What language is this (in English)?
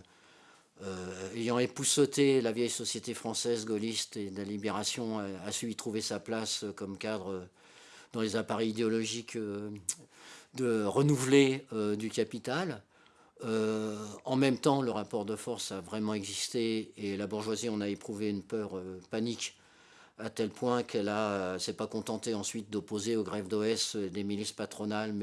French